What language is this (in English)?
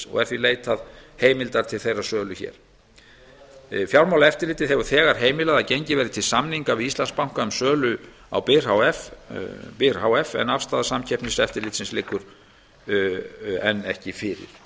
Icelandic